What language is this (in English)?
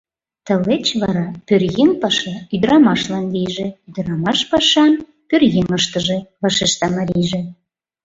Mari